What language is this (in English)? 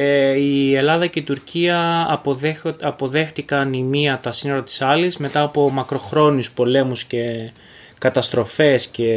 Greek